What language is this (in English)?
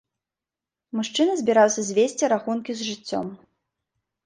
Belarusian